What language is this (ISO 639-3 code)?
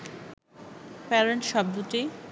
ben